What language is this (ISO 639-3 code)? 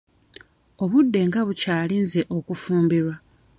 lug